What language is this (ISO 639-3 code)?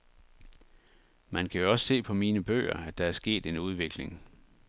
dan